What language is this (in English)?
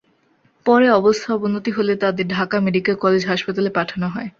Bangla